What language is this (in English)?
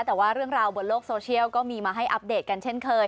Thai